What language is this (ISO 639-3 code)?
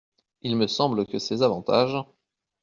fra